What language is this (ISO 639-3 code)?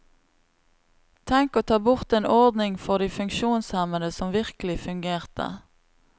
nor